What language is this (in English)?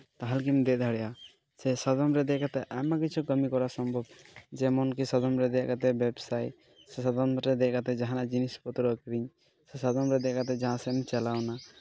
Santali